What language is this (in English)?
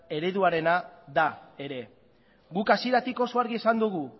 Basque